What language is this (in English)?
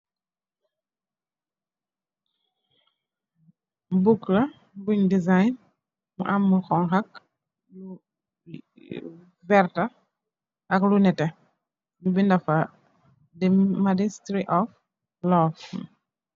Wolof